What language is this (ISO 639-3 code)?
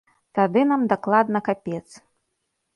bel